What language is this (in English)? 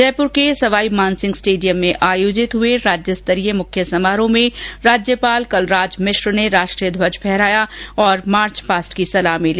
Hindi